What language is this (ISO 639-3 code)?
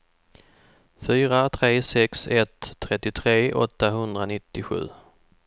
swe